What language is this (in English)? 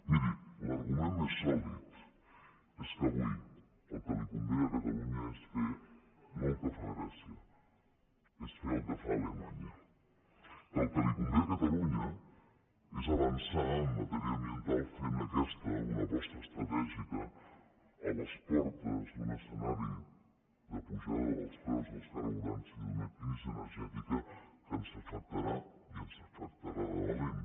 Catalan